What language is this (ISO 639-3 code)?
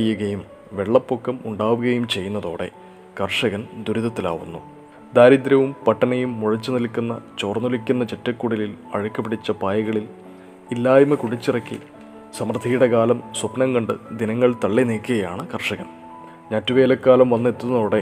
mal